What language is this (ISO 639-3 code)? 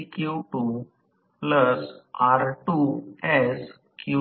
mar